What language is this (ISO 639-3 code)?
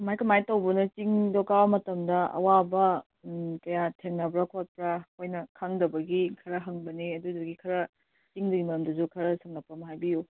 mni